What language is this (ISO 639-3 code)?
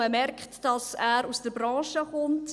gsw